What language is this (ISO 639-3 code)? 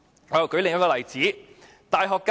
yue